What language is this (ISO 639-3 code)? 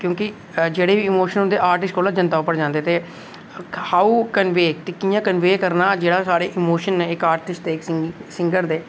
doi